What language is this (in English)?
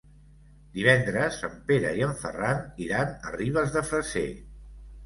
Catalan